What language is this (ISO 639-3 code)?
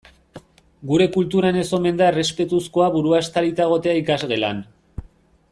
eus